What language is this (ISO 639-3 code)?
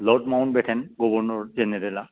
brx